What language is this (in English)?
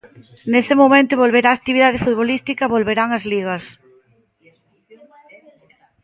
Galician